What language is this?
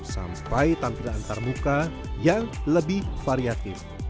Indonesian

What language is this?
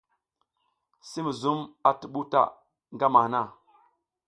South Giziga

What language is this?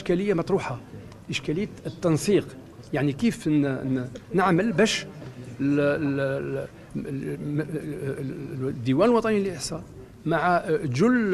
Arabic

